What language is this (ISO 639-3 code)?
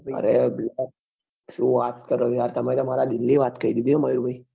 guj